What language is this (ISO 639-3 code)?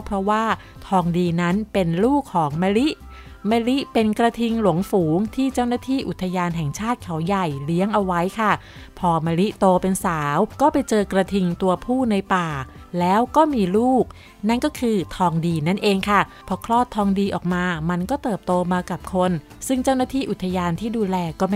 tha